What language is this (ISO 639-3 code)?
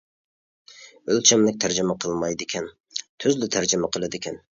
uig